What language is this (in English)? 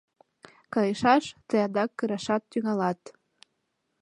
Mari